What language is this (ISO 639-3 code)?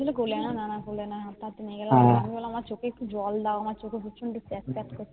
ben